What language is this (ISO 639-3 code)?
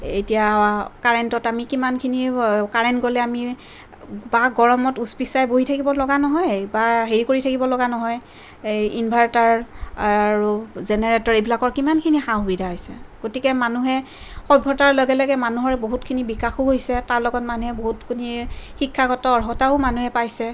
asm